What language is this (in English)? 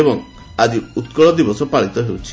Odia